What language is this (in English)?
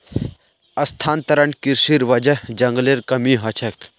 Magahi